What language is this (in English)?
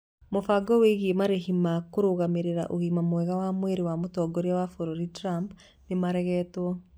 Kikuyu